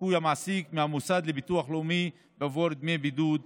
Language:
Hebrew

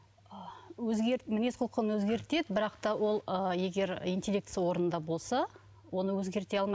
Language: Kazakh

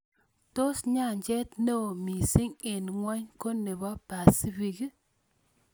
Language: Kalenjin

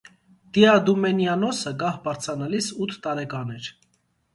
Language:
Armenian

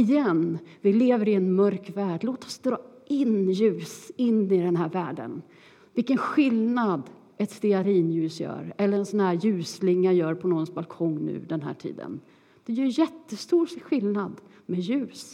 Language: Swedish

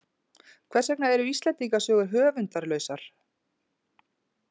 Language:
Icelandic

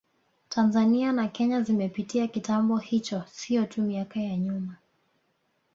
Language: Swahili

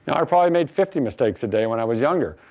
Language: English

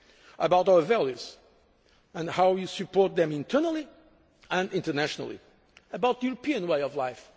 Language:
English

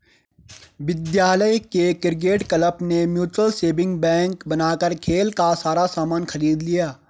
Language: Hindi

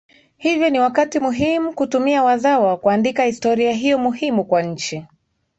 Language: Swahili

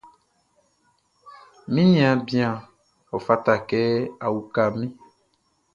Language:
Baoulé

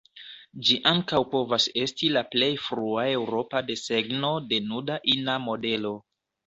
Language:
Esperanto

